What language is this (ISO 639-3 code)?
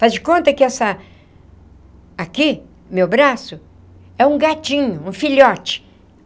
por